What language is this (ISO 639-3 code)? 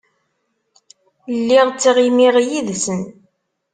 kab